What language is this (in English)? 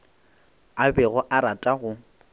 Northern Sotho